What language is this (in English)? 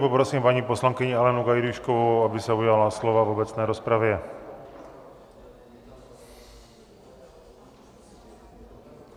Czech